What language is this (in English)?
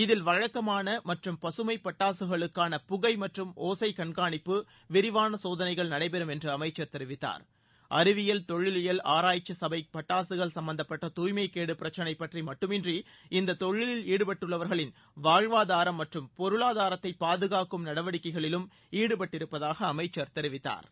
Tamil